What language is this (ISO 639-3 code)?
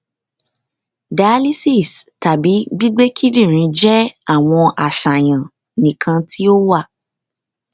yor